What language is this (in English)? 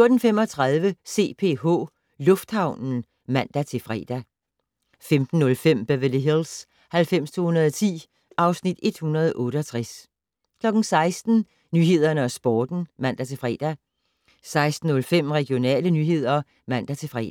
Danish